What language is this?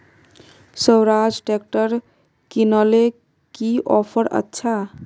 Magahi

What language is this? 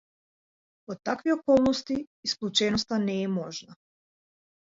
Macedonian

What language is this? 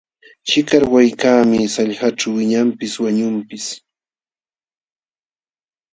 Jauja Wanca Quechua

